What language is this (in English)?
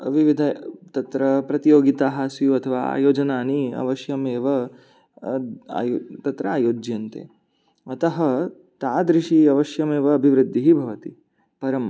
Sanskrit